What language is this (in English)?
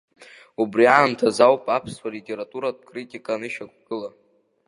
Abkhazian